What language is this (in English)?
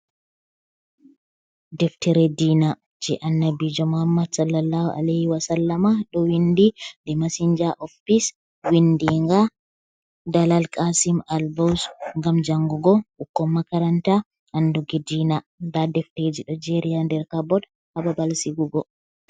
Fula